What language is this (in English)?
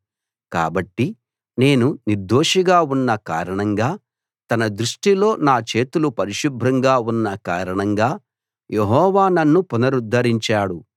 Telugu